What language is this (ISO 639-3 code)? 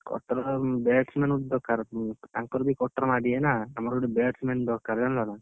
ori